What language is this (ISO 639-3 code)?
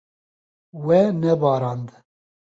kur